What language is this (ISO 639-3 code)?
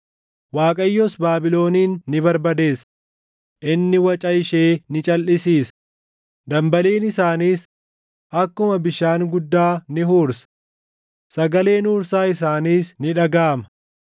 orm